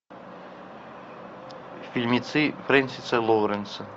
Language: Russian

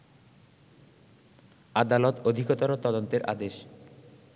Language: Bangla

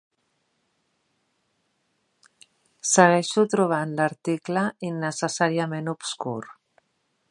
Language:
Catalan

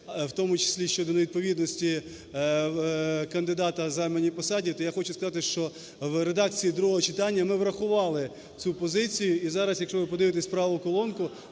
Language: Ukrainian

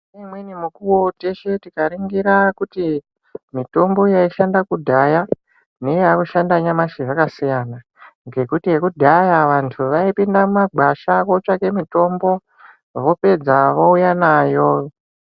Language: Ndau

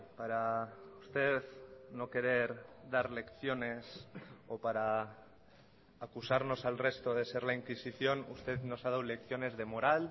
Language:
Spanish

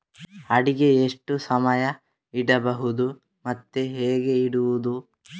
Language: Kannada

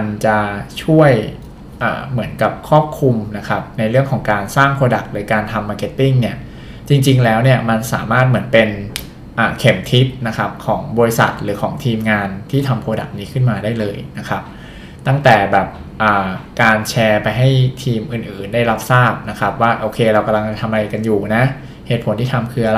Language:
Thai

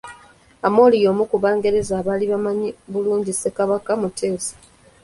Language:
Ganda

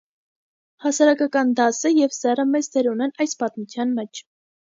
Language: Armenian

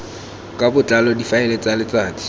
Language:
Tswana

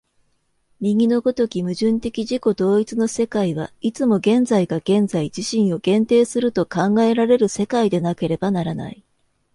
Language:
Japanese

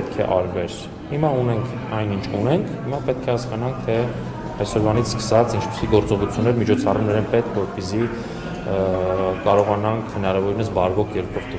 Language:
Romanian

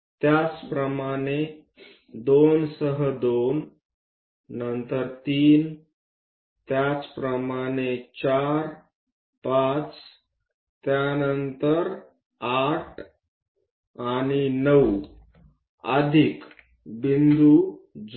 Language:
Marathi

